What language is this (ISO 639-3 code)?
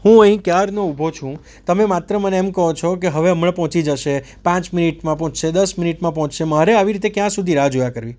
guj